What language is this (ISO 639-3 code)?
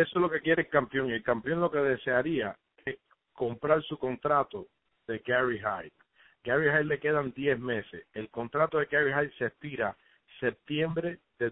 spa